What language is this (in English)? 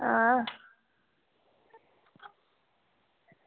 Dogri